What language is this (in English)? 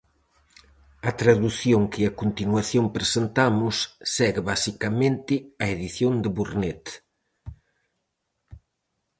Galician